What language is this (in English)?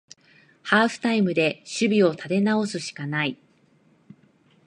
Japanese